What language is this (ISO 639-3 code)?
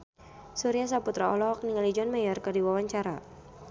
sun